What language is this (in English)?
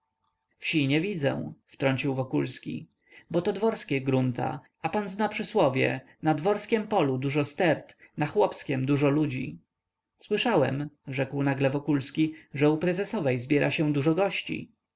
Polish